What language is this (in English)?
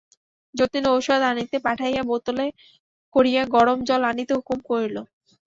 Bangla